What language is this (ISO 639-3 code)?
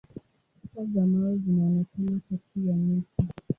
swa